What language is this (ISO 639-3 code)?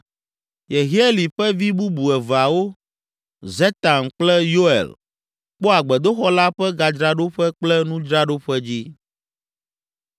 ewe